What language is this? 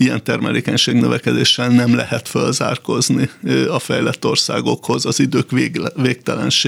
Hungarian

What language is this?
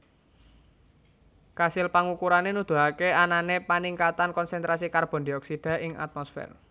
Javanese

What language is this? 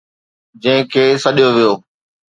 Sindhi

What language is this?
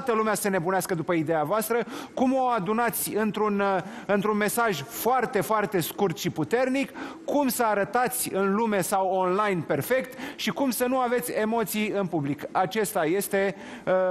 Romanian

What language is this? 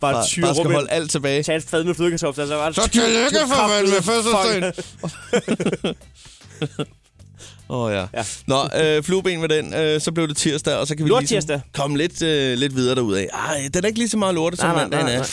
Danish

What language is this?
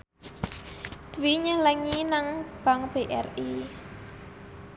Javanese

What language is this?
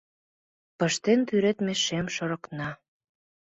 Mari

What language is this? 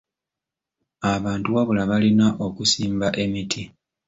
Ganda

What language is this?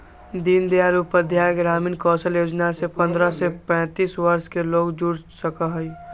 Magahi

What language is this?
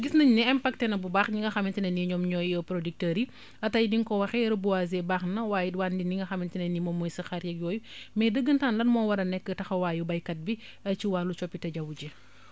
Wolof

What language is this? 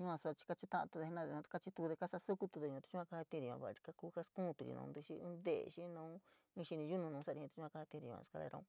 San Miguel El Grande Mixtec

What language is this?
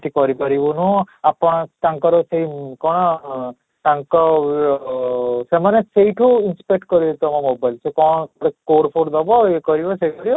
Odia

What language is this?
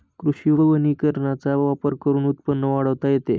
Marathi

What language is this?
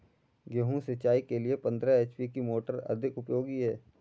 Hindi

